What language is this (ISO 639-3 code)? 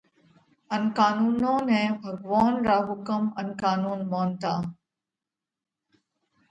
kvx